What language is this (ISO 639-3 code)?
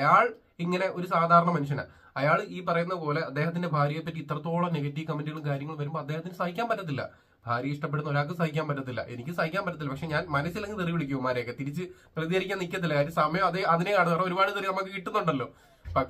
mal